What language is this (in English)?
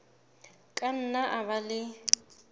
Southern Sotho